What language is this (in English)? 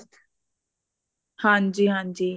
Punjabi